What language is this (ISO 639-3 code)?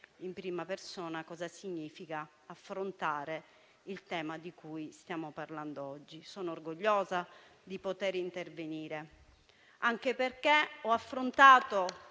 ita